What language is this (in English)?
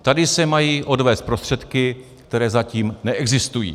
Czech